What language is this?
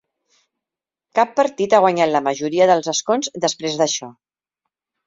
Catalan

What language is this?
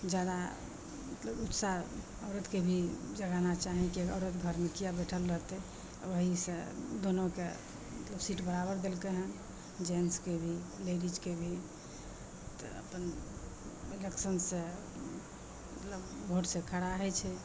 Maithili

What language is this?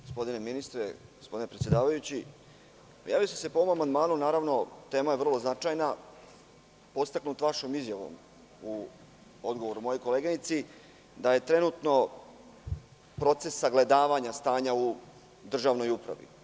Serbian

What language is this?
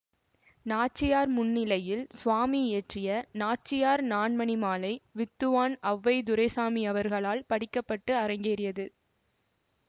Tamil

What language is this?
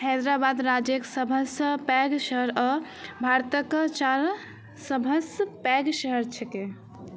Maithili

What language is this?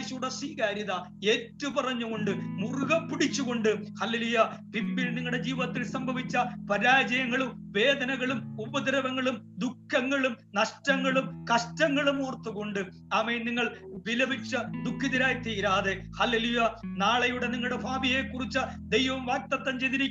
Malayalam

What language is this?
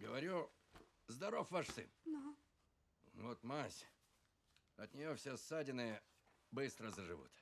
Russian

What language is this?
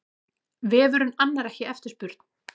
Icelandic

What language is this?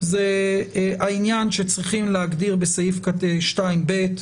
Hebrew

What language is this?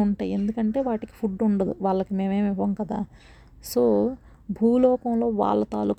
Telugu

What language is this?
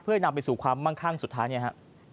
Thai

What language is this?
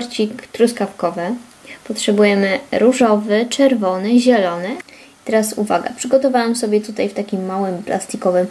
Polish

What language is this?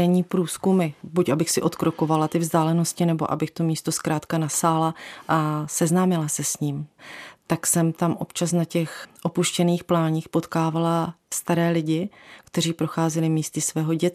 Czech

